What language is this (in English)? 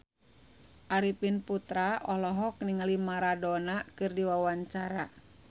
Sundanese